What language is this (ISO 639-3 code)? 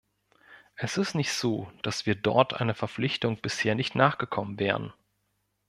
deu